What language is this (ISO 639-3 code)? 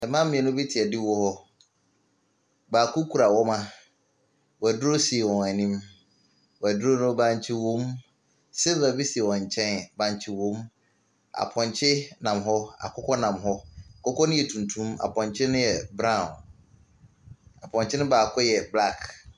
aka